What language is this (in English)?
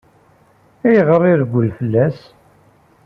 Kabyle